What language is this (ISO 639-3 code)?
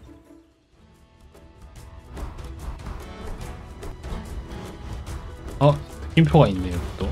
kor